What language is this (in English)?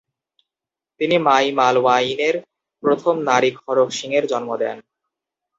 Bangla